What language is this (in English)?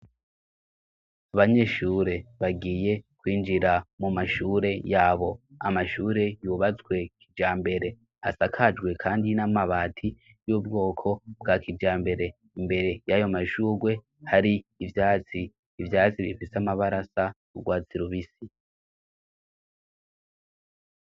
Rundi